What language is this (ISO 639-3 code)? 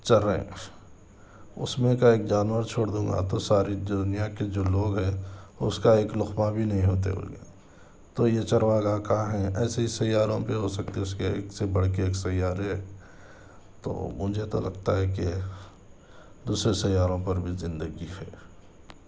urd